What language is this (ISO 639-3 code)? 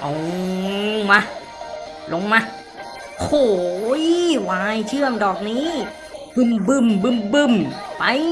tha